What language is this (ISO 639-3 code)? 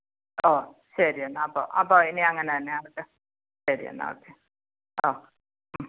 mal